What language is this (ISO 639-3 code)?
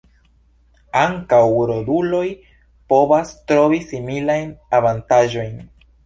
epo